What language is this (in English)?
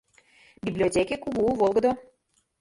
Mari